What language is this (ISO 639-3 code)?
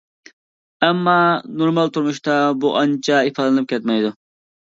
uig